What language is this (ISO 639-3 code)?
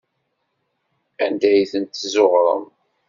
kab